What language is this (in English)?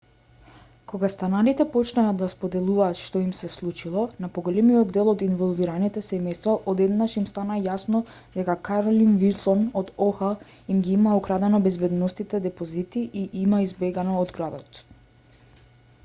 Macedonian